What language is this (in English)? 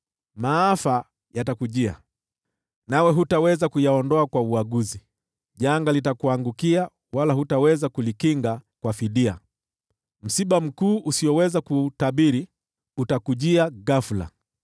Swahili